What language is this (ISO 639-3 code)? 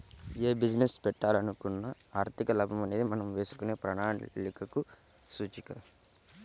tel